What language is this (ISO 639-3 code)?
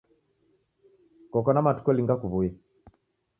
dav